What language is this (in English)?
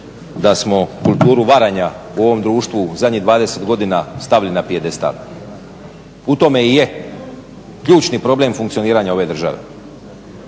Croatian